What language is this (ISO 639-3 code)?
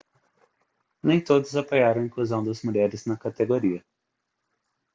por